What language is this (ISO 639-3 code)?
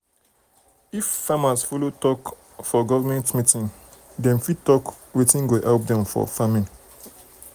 pcm